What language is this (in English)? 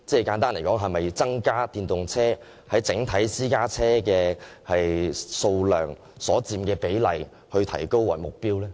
Cantonese